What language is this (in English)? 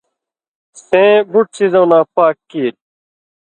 Indus Kohistani